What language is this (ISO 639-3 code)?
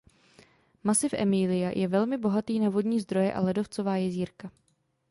ces